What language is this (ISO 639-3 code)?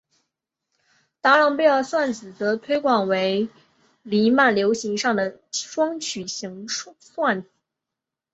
zho